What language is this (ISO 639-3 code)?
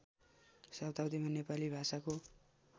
nep